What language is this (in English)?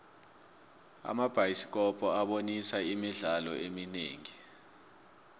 South Ndebele